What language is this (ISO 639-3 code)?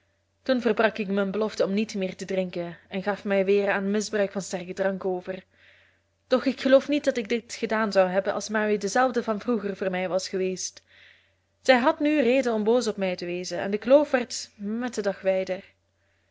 nld